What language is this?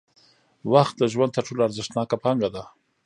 Pashto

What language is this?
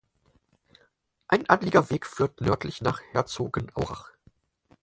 German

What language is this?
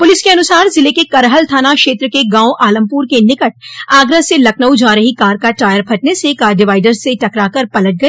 Hindi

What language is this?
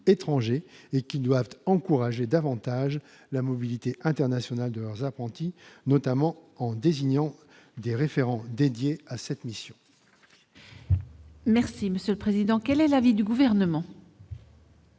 French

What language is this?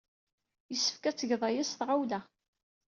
Kabyle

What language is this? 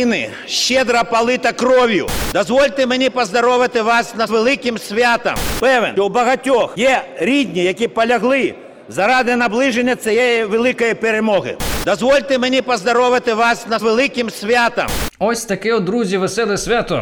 Ukrainian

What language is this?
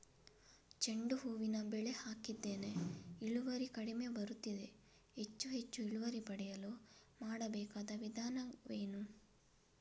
Kannada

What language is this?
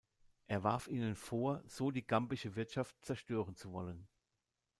German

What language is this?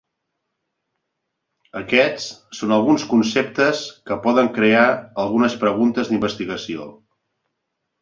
Catalan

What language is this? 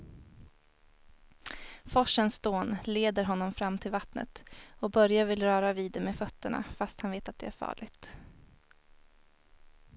Swedish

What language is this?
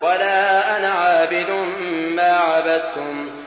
Arabic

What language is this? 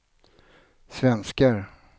Swedish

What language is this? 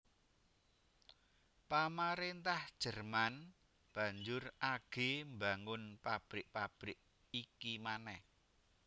Javanese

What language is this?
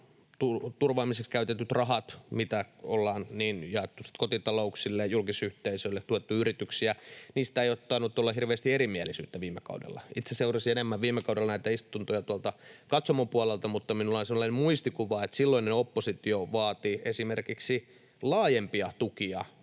Finnish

